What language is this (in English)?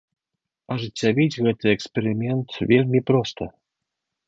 Belarusian